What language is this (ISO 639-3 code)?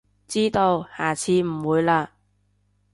yue